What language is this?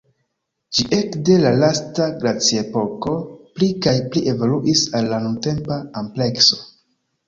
Esperanto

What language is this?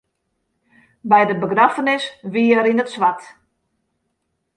Western Frisian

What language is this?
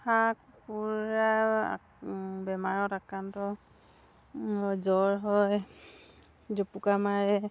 Assamese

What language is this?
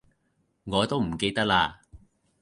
Cantonese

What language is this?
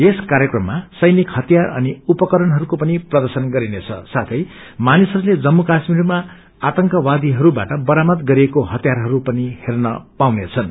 Nepali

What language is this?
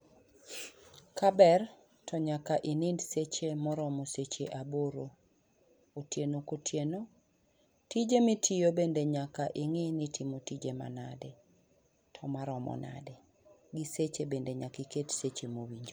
Luo (Kenya and Tanzania)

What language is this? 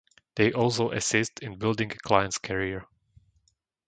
English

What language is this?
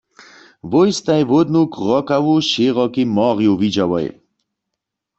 Upper Sorbian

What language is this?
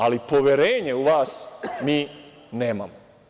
Serbian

